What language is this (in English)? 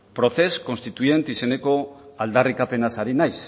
Basque